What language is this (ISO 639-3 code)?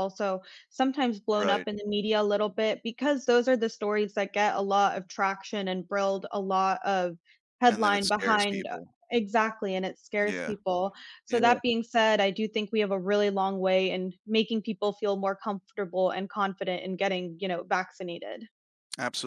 eng